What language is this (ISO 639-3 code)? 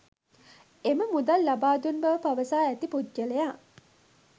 sin